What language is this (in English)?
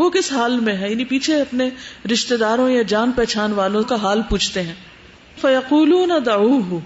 Urdu